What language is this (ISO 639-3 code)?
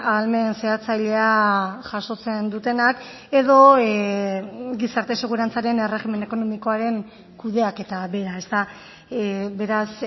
eus